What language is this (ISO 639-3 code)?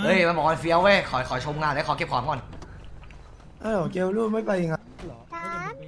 tha